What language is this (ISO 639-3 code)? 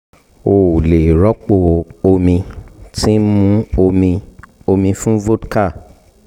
yor